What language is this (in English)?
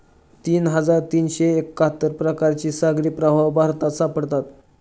Marathi